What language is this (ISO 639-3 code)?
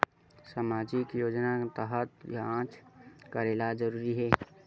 hne